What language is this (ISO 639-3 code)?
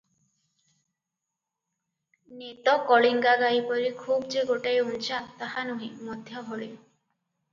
ori